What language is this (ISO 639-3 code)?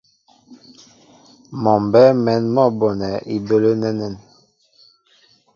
mbo